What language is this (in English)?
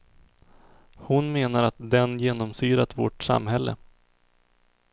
Swedish